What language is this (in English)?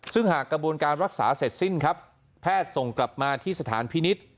Thai